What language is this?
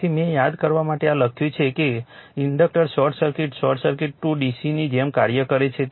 Gujarati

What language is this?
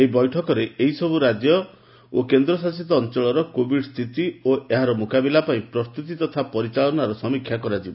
Odia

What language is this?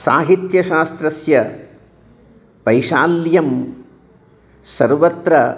Sanskrit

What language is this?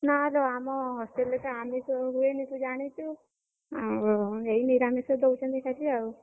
Odia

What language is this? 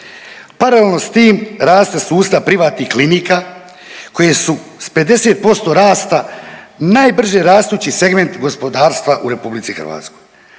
Croatian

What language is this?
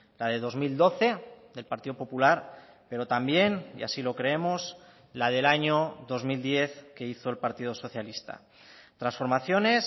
Spanish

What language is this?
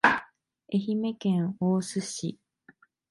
Japanese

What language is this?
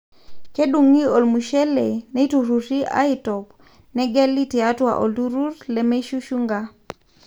Masai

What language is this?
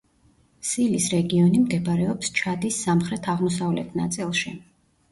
Georgian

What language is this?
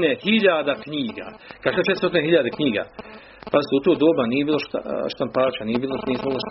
Croatian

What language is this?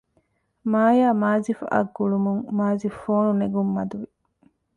Divehi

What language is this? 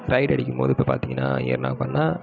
Tamil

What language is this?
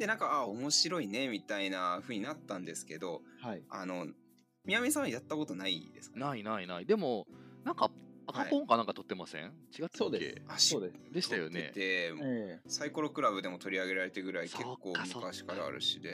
Japanese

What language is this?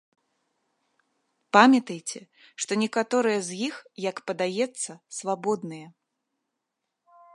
Belarusian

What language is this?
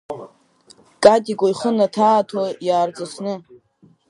Abkhazian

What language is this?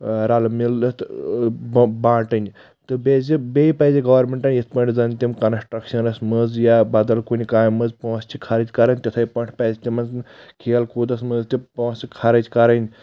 Kashmiri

